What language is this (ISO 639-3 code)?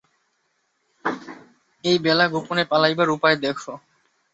ben